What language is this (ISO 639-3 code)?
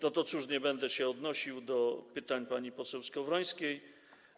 pol